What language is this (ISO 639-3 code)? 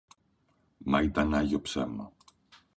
ell